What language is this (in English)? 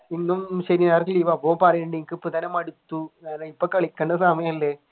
Malayalam